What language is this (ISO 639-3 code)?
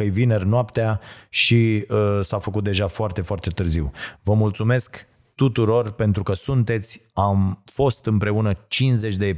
ron